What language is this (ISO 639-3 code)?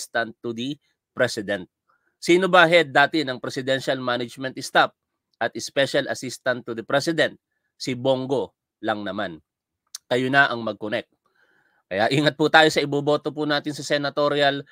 fil